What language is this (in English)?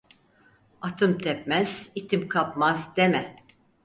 Turkish